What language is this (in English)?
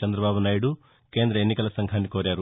Telugu